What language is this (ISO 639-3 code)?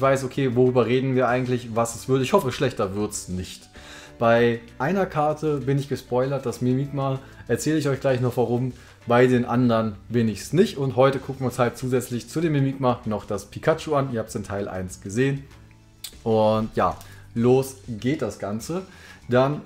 deu